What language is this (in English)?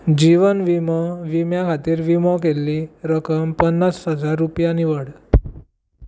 Konkani